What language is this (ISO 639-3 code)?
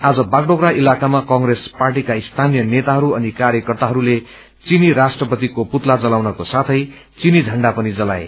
nep